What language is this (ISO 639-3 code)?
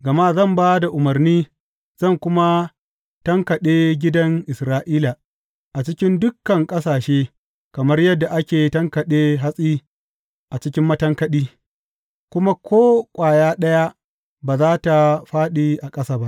hau